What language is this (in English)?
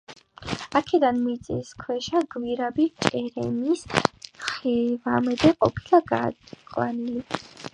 Georgian